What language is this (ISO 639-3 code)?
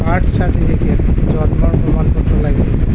asm